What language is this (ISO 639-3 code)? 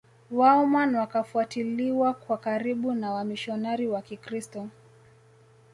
swa